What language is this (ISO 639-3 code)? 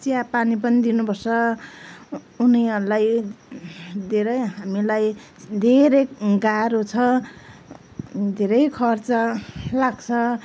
nep